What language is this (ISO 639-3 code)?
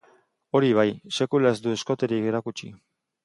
eus